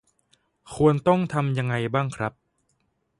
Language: Thai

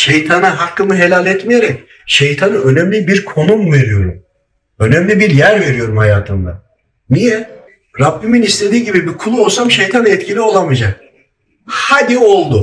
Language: Turkish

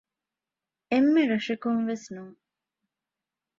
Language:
Divehi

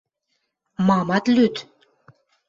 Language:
Western Mari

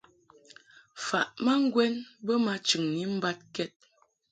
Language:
Mungaka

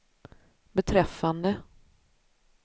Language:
Swedish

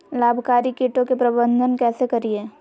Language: Magahi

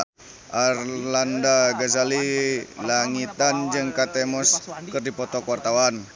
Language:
Sundanese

